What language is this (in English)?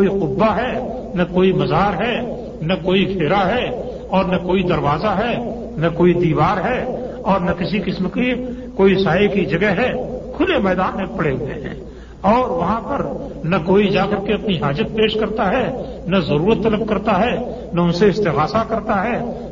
Urdu